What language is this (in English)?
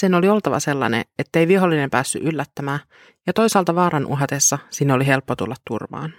Finnish